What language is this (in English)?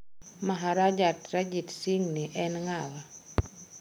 Luo (Kenya and Tanzania)